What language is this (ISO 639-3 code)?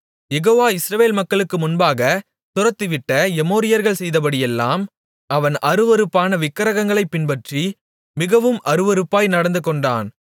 tam